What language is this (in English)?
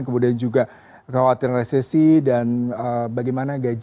Indonesian